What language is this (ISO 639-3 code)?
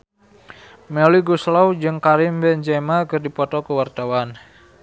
sun